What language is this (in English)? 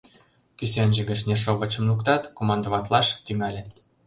Mari